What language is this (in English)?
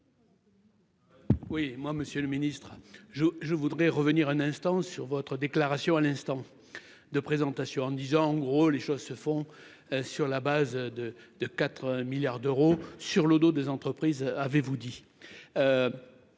French